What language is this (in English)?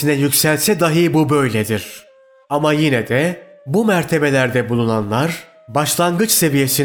Turkish